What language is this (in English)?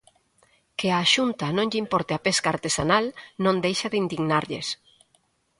Galician